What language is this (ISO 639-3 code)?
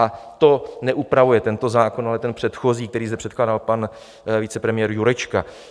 ces